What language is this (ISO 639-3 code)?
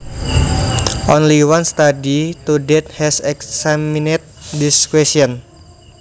jav